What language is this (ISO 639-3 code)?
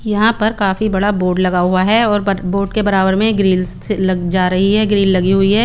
hin